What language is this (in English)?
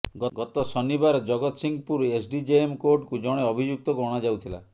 Odia